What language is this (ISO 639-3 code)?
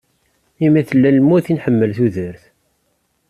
kab